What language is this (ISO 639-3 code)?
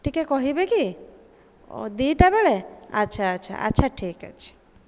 ori